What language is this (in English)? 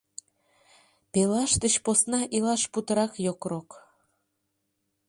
Mari